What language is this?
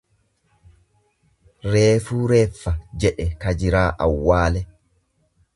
Oromo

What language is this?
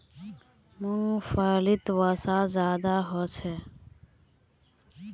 Magahi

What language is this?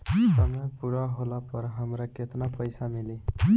Bhojpuri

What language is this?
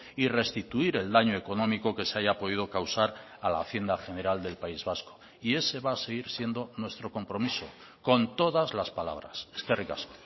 Spanish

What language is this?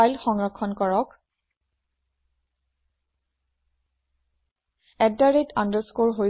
Assamese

